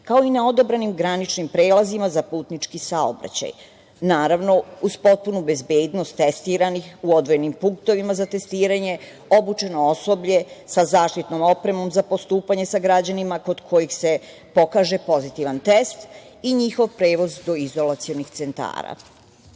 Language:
Serbian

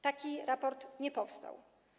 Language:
Polish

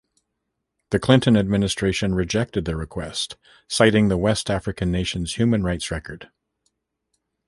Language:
English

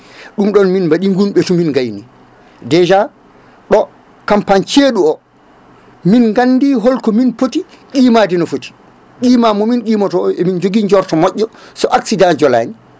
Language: Fula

